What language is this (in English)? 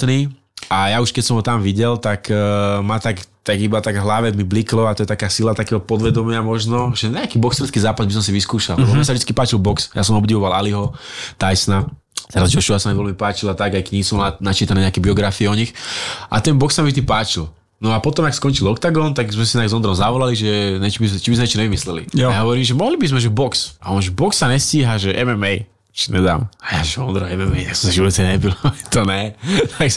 Slovak